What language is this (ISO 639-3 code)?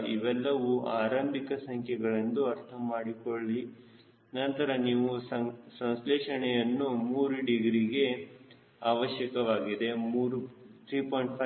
kan